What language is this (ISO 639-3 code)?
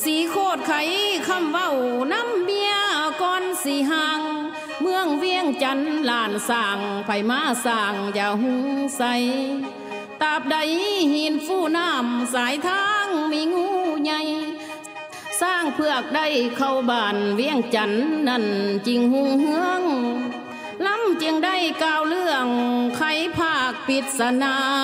tha